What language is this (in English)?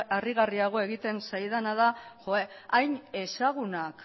Basque